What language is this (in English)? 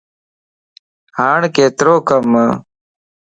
Lasi